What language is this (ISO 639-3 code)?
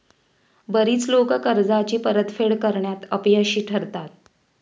mar